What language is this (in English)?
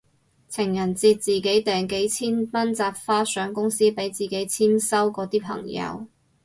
Cantonese